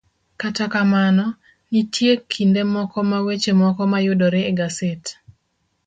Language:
Luo (Kenya and Tanzania)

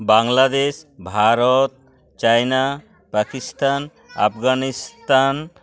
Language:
Santali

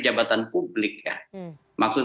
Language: Indonesian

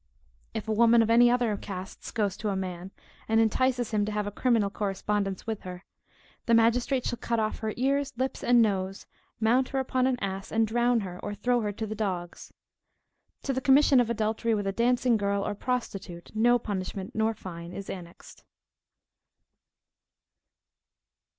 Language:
English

